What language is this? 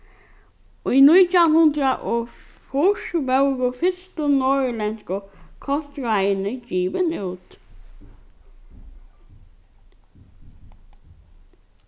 Faroese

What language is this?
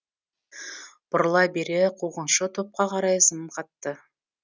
Kazakh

